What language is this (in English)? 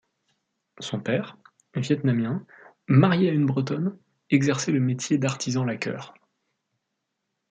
French